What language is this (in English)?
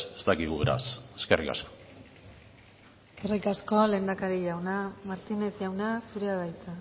Basque